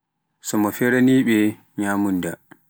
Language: Pular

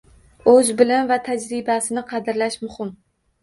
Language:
Uzbek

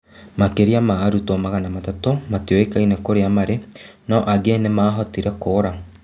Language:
Kikuyu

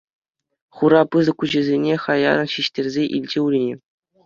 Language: Chuvash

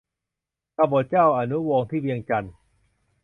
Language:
Thai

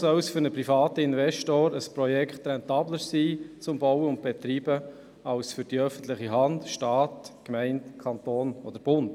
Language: Swiss German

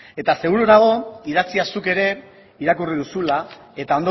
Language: Basque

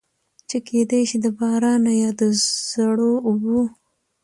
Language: Pashto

